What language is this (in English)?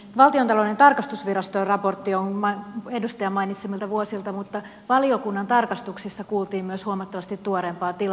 Finnish